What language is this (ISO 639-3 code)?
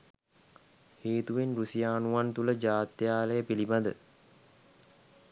sin